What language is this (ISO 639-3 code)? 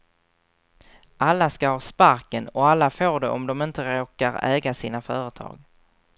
swe